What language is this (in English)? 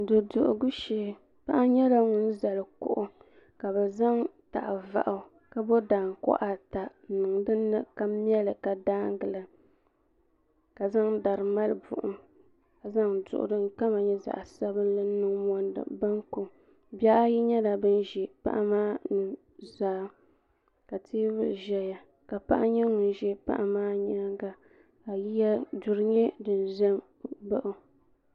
Dagbani